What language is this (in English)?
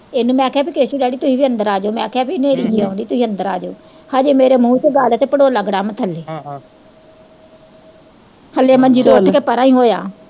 Punjabi